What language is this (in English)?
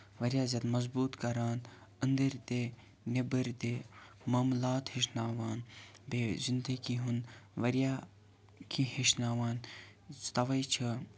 Kashmiri